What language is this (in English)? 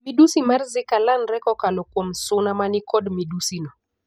Luo (Kenya and Tanzania)